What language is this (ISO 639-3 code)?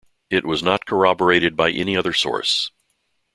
eng